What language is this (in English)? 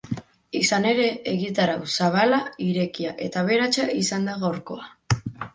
Basque